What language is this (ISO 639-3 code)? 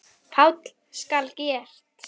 isl